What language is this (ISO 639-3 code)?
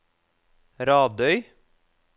nor